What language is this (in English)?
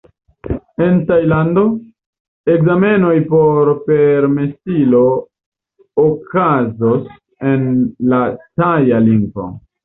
Esperanto